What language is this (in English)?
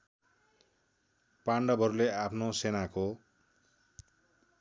Nepali